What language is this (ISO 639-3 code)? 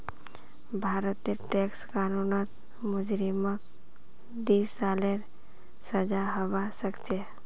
mag